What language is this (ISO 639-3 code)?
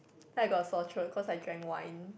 eng